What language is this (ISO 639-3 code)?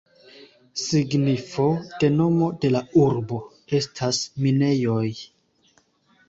epo